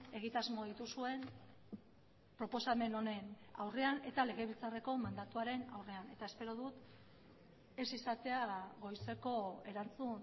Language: Basque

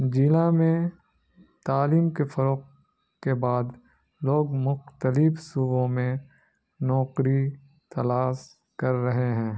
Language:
Urdu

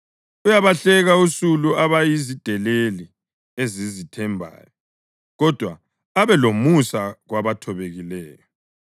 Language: North Ndebele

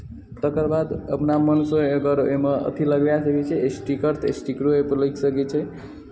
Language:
Maithili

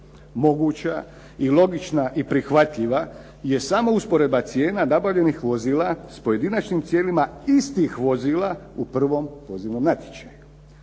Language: Croatian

